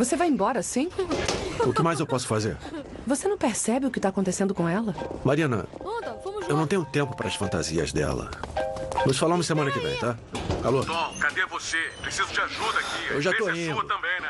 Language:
Portuguese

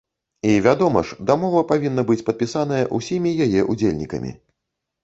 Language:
Belarusian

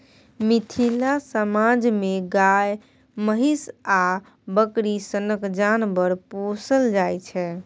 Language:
Maithili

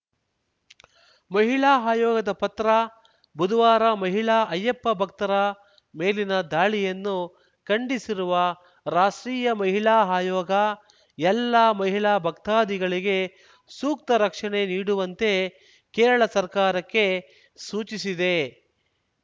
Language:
Kannada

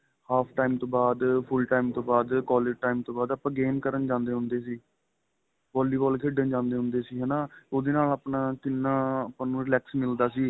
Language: Punjabi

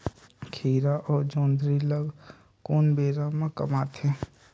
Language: Chhattisgarhi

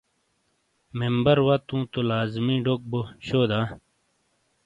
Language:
Shina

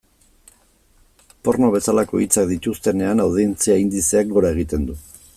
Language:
Basque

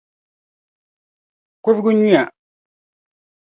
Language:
Dagbani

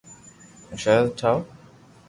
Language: Loarki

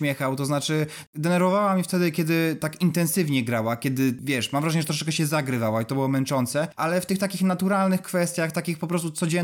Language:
Polish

